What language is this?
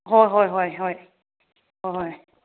Manipuri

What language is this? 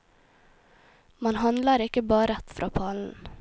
Norwegian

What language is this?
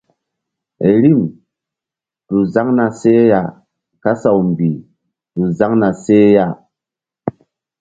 Mbum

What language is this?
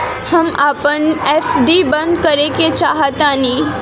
Bhojpuri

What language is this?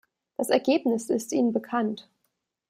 German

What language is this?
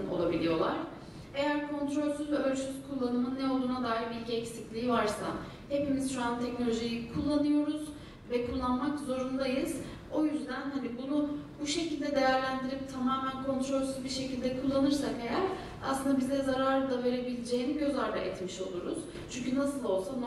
Turkish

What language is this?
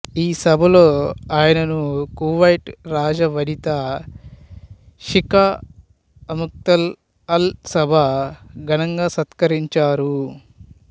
Telugu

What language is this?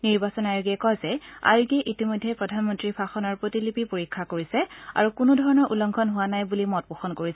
Assamese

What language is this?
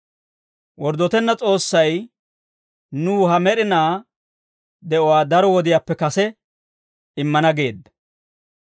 Dawro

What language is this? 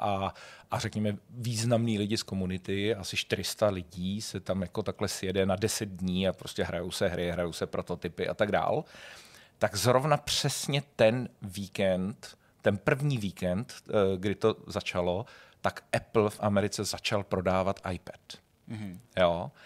Czech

